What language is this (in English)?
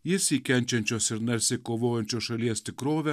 Lithuanian